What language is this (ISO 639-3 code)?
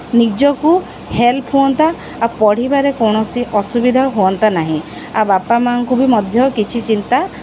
ori